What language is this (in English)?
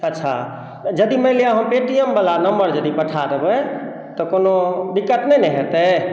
Maithili